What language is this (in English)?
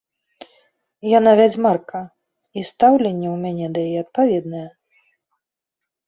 Belarusian